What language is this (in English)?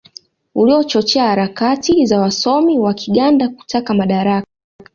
Swahili